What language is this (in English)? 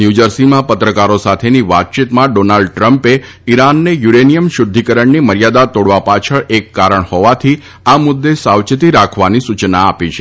Gujarati